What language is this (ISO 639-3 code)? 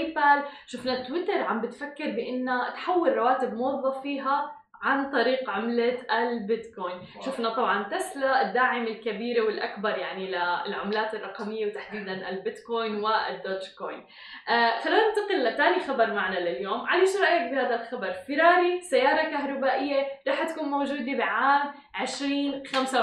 ara